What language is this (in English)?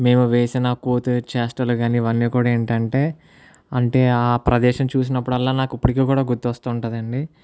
Telugu